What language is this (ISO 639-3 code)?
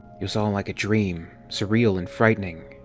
eng